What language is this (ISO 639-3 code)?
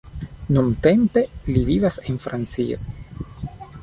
epo